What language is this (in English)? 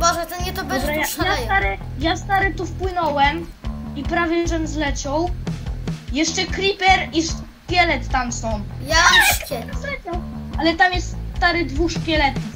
Polish